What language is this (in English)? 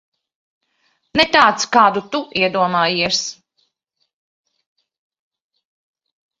Latvian